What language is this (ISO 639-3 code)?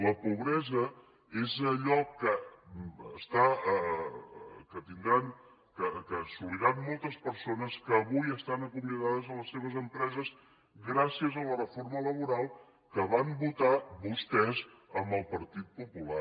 cat